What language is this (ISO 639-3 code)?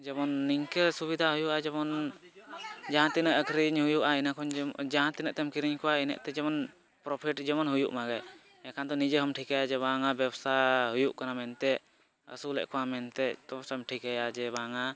sat